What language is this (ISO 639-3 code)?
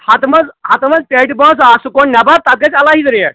kas